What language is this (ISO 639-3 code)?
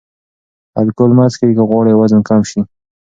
pus